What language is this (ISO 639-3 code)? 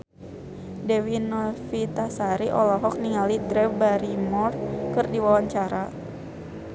sun